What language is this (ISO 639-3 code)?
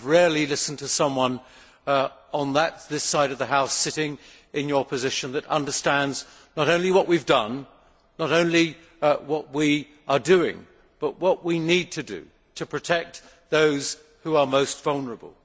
eng